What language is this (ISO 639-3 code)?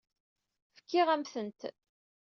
kab